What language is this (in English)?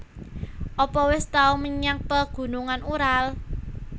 Javanese